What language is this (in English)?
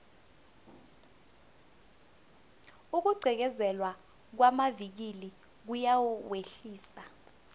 South Ndebele